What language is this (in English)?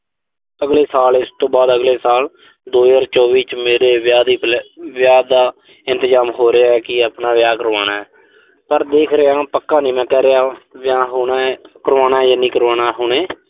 Punjabi